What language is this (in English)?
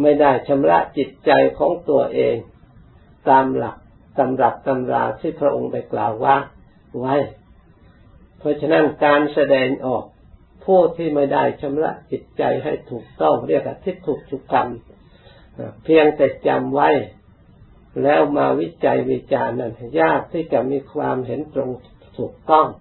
Thai